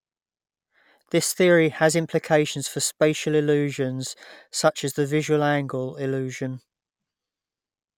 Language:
English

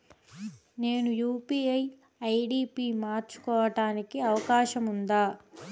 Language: Telugu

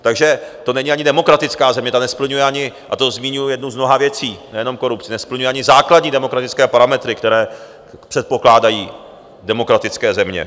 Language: Czech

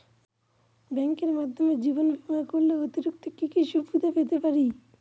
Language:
Bangla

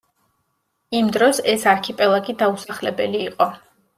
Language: Georgian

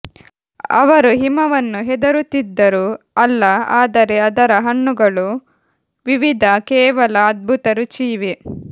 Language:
Kannada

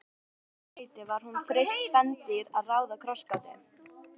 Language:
Icelandic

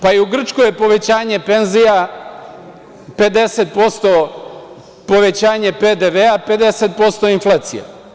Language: Serbian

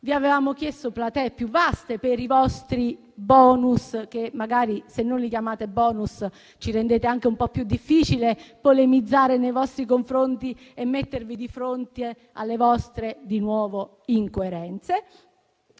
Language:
Italian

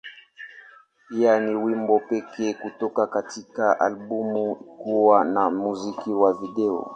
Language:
Swahili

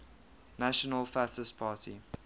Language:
English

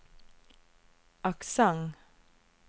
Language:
Norwegian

